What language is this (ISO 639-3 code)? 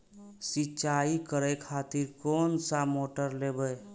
mai